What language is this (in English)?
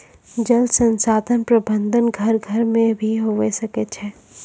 Maithili